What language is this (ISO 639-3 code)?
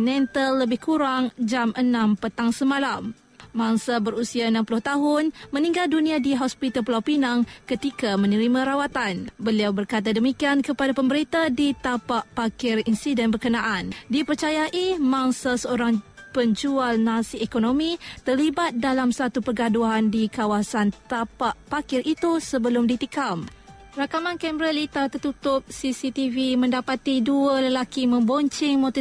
msa